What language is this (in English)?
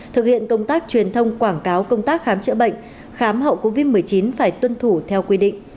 Vietnamese